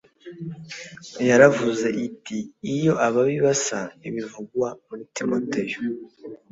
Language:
Kinyarwanda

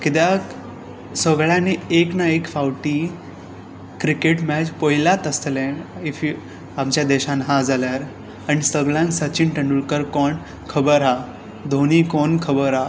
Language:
Konkani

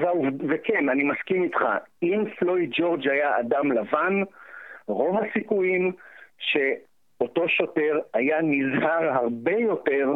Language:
Hebrew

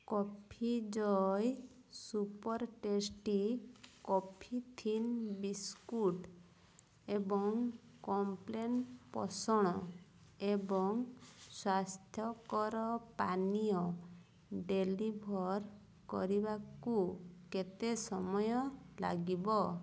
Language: Odia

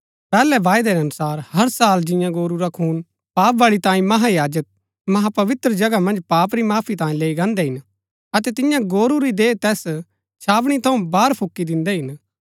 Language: Gaddi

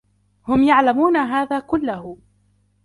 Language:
Arabic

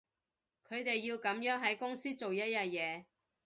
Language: Cantonese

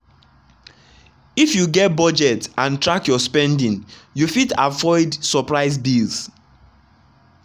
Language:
Nigerian Pidgin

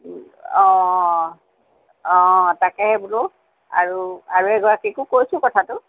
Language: Assamese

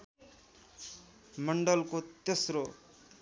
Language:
Nepali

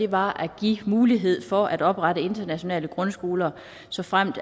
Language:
Danish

